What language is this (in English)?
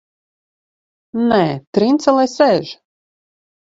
Latvian